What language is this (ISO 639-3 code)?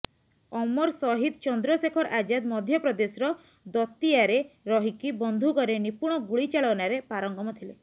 ori